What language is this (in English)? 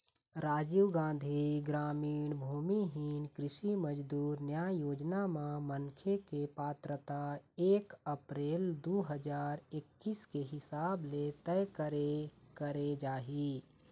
Chhattisgarhi